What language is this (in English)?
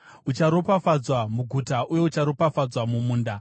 Shona